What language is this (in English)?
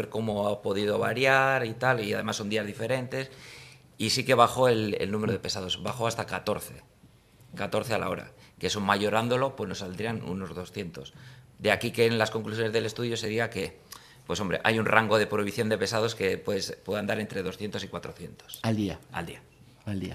Spanish